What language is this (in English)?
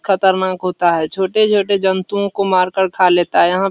Hindi